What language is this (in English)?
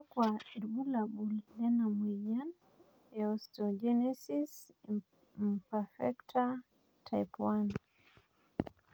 Masai